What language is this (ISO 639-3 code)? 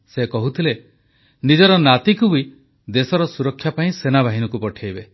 ori